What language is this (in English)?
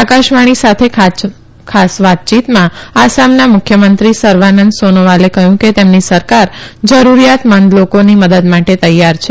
Gujarati